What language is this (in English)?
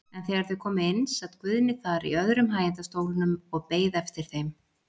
Icelandic